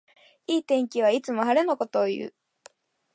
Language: Japanese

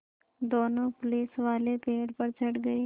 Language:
Hindi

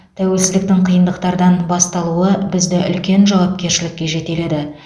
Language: Kazakh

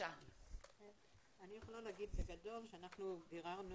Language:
Hebrew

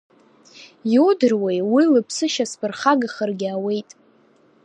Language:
Abkhazian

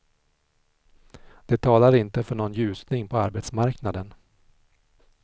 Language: Swedish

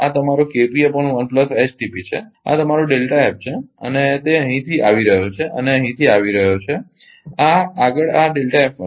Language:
Gujarati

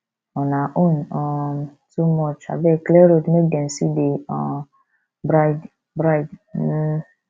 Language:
Nigerian Pidgin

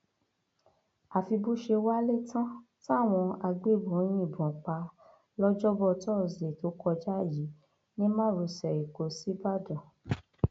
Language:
Yoruba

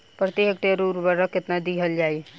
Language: Bhojpuri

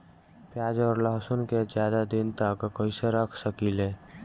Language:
Bhojpuri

